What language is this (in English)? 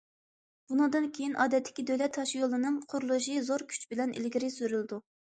Uyghur